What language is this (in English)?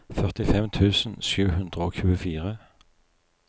Norwegian